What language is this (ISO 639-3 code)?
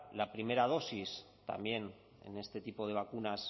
spa